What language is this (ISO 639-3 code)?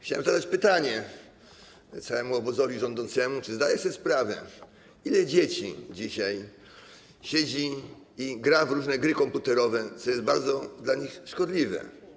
pol